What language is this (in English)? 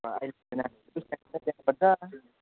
Nepali